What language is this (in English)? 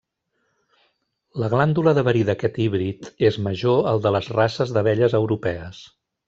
Catalan